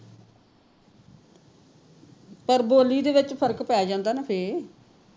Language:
Punjabi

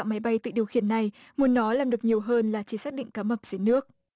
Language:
Vietnamese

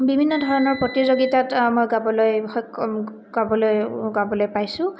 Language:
Assamese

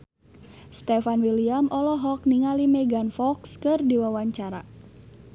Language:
Sundanese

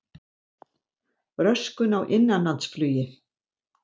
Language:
Icelandic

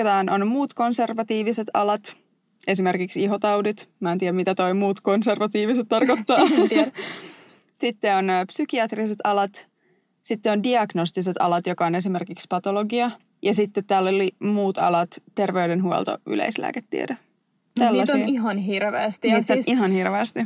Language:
Finnish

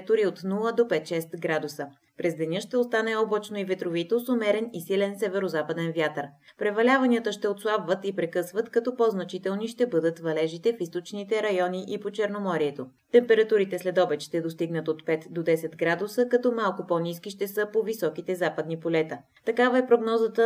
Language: Bulgarian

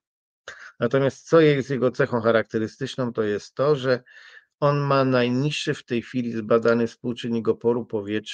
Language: Polish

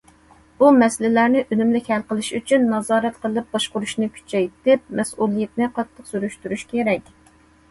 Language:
Uyghur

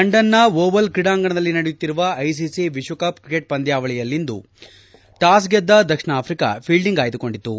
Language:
Kannada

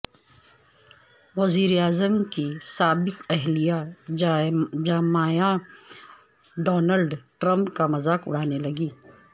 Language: Urdu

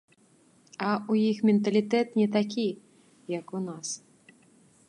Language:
Belarusian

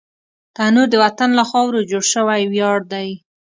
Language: Pashto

